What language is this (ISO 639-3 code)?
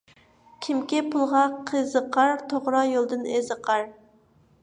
uig